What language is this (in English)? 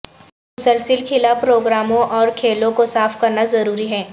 Urdu